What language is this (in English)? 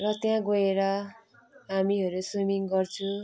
Nepali